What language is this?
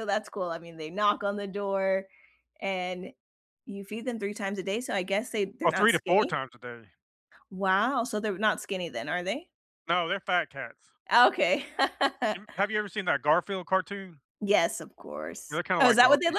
English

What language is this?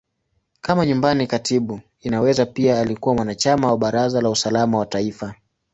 Swahili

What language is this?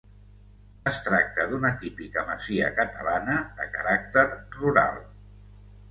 Catalan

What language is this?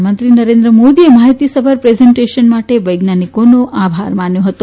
Gujarati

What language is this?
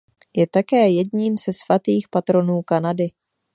Czech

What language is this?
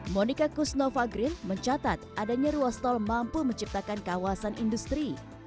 Indonesian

